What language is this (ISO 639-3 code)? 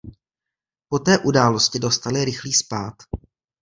ces